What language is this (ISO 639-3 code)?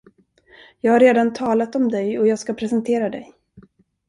swe